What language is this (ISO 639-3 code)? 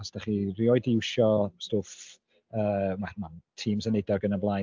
cym